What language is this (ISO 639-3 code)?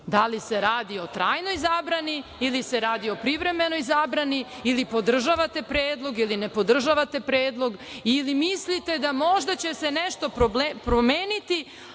srp